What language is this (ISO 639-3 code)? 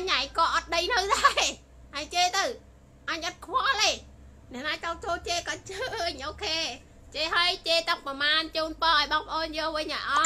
tha